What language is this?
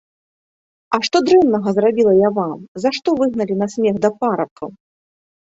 Belarusian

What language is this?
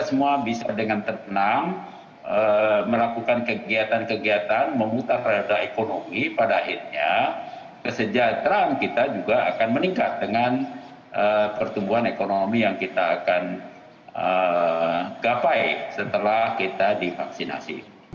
Indonesian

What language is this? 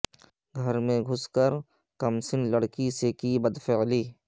Urdu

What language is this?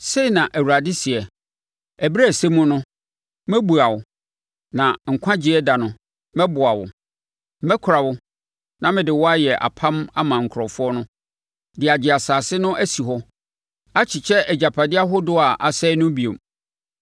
Akan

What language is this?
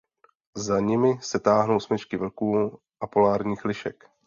Czech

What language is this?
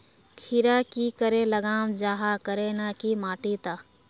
Magahi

